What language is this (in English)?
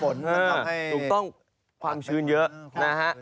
Thai